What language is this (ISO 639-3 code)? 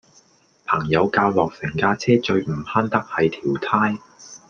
yue